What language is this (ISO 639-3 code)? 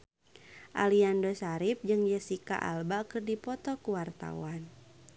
sun